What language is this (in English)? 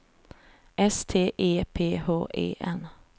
Swedish